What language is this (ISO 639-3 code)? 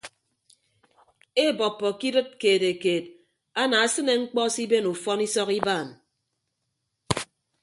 ibb